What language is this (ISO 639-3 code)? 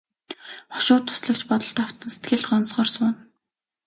mon